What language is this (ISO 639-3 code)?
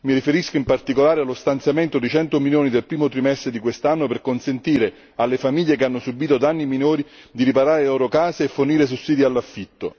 ita